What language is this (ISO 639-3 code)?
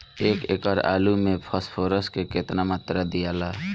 bho